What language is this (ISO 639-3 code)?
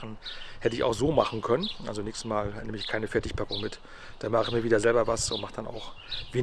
deu